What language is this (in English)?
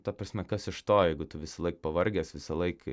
Lithuanian